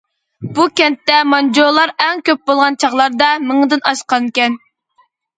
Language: Uyghur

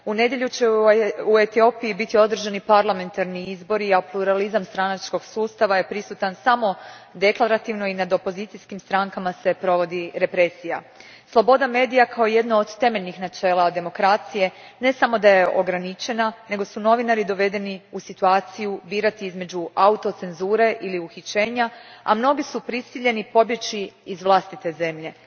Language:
Croatian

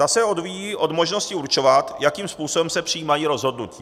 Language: Czech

